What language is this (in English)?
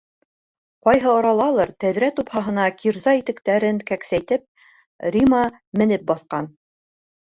Bashkir